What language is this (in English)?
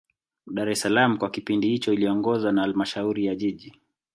Swahili